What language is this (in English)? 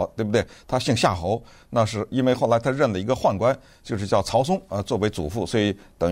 Chinese